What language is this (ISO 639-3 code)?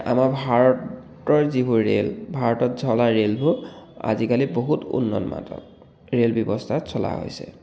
asm